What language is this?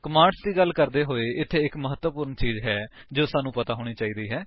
Punjabi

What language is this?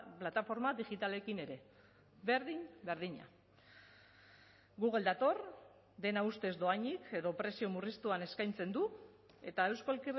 Basque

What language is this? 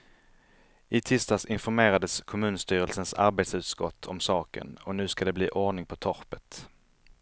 Swedish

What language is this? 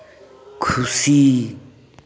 Santali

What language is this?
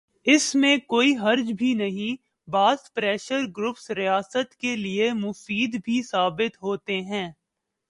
Urdu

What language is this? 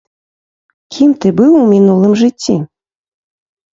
Belarusian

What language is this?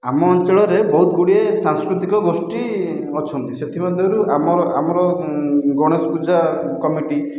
Odia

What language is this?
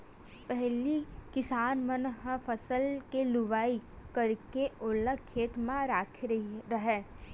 Chhattisgarhi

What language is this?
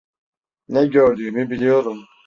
Turkish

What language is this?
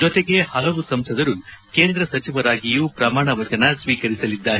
Kannada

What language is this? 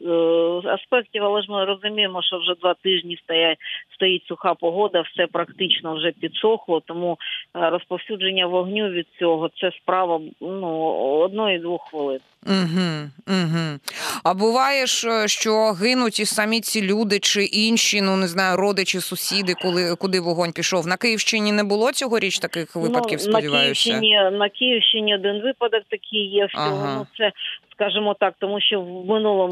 Ukrainian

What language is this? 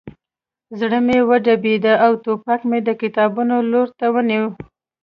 Pashto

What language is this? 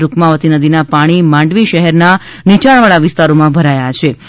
Gujarati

